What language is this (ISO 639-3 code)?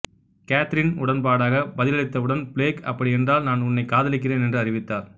tam